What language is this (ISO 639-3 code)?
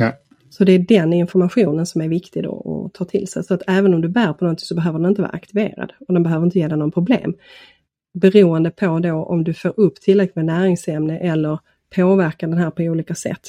swe